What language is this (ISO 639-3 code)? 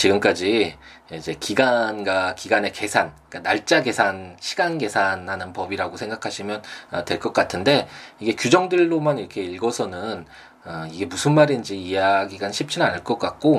kor